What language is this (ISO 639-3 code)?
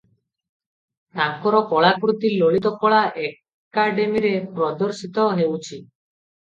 ori